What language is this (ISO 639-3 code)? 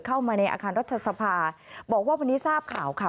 tha